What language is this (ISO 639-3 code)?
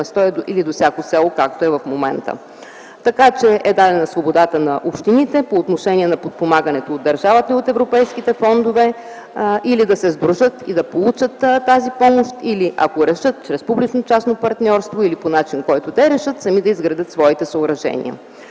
bul